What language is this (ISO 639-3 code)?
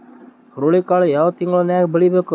kan